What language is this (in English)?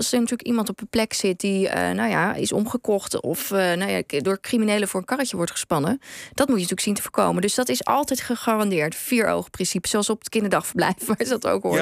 Dutch